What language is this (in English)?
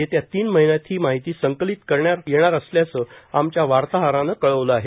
Marathi